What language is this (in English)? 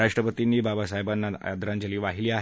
Marathi